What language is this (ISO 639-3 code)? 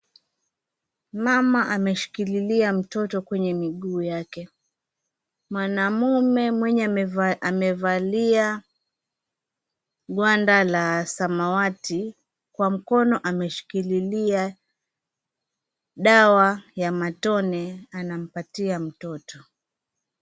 swa